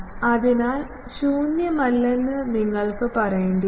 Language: Malayalam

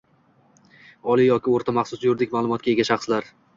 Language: Uzbek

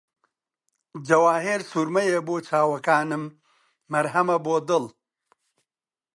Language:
Central Kurdish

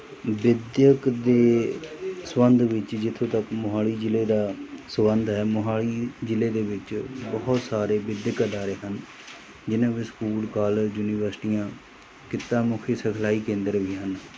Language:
Punjabi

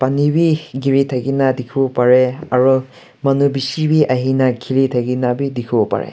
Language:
Naga Pidgin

